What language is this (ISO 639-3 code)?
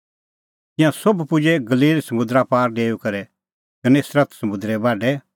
kfx